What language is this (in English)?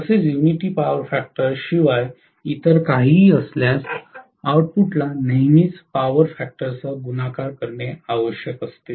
Marathi